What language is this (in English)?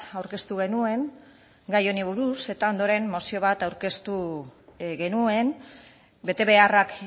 Basque